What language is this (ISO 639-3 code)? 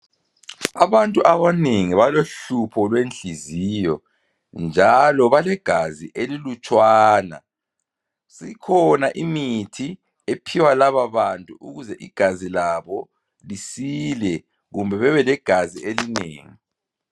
nde